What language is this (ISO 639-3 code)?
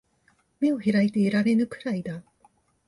jpn